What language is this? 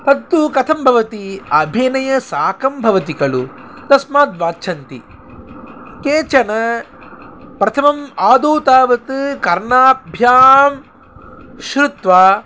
Sanskrit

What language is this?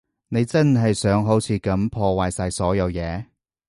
Cantonese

